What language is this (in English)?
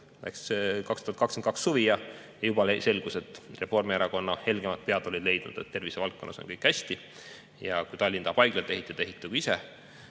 Estonian